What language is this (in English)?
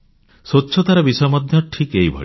Odia